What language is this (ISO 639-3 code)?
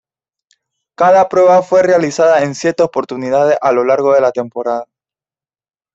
spa